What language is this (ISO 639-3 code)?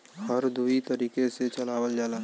bho